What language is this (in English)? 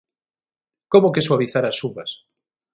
Galician